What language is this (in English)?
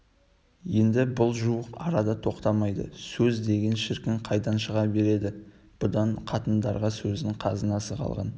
Kazakh